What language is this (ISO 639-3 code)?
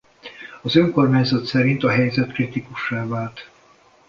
hun